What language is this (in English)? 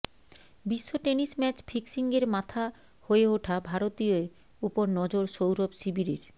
Bangla